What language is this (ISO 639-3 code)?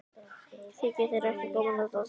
isl